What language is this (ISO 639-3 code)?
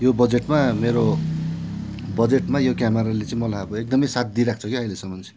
nep